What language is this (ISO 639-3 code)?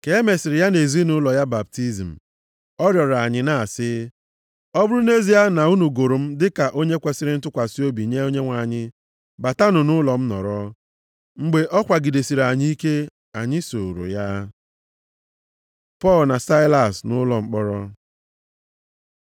ibo